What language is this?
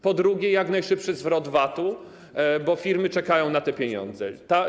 Polish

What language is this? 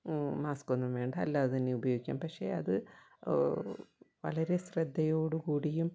Malayalam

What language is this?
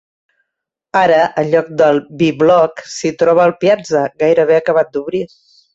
Catalan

